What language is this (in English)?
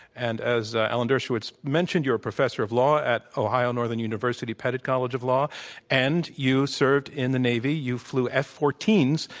English